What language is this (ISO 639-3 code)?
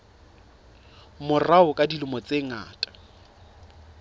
sot